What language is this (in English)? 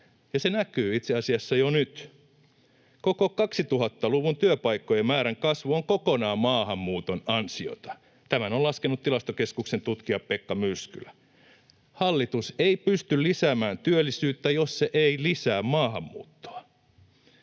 Finnish